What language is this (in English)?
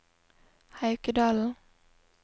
Norwegian